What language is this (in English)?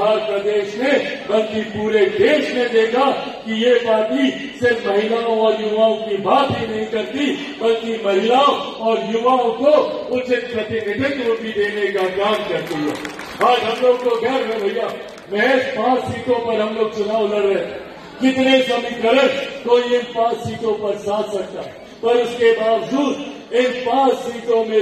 Hindi